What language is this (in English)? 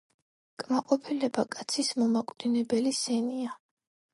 Georgian